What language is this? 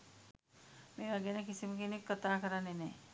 Sinhala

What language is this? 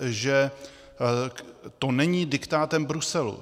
Czech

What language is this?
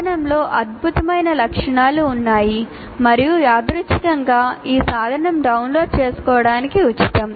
Telugu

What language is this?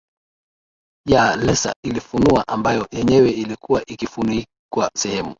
Swahili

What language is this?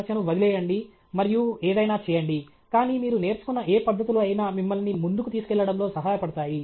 Telugu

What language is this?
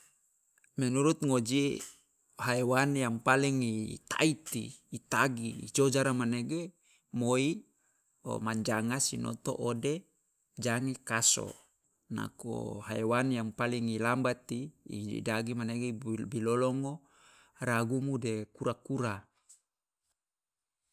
Loloda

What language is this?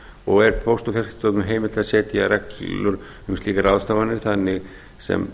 Icelandic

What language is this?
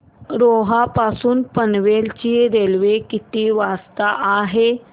Marathi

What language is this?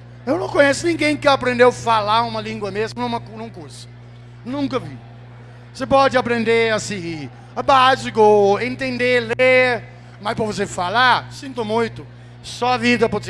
Portuguese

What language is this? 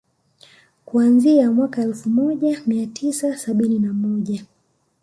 Swahili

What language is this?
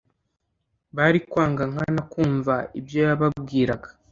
Kinyarwanda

